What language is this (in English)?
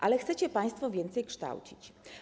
Polish